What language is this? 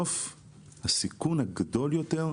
Hebrew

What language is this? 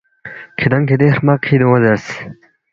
Balti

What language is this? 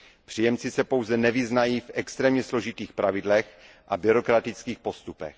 Czech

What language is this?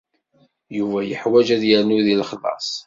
Kabyle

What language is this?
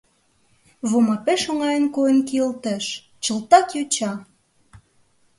Mari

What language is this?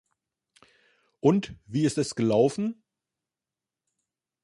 German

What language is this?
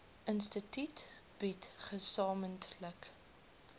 Afrikaans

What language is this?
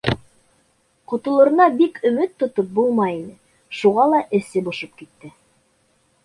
Bashkir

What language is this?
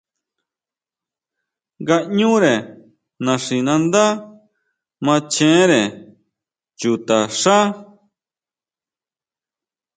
Huautla Mazatec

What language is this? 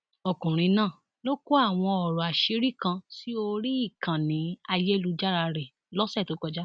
Yoruba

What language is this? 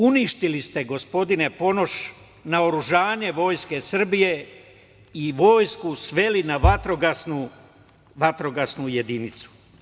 Serbian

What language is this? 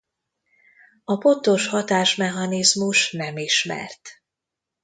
Hungarian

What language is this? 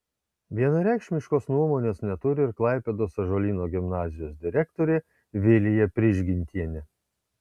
Lithuanian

